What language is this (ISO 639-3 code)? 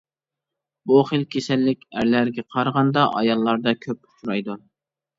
uig